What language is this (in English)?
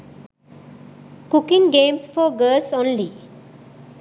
Sinhala